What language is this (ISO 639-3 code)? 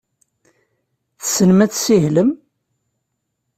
kab